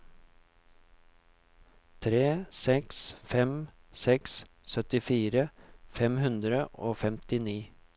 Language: Norwegian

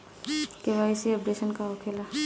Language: Bhojpuri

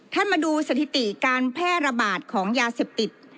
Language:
Thai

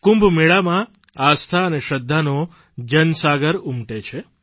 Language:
Gujarati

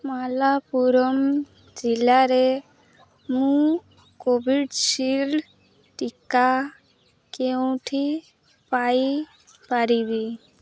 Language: Odia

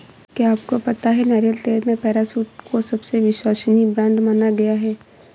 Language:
Hindi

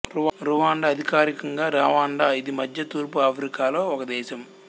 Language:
Telugu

